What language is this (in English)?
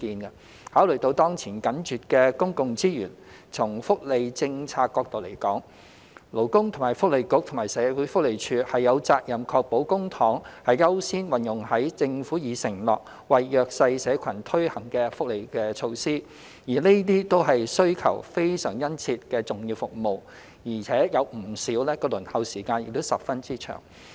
Cantonese